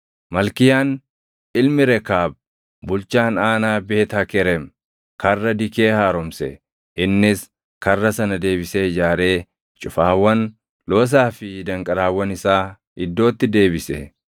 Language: Oromo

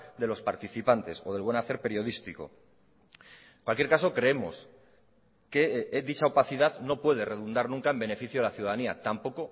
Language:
Spanish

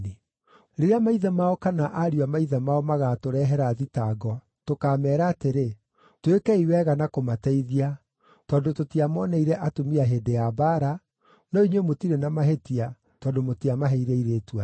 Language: Kikuyu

